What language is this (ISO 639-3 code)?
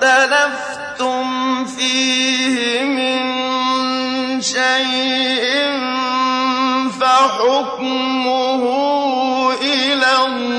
ara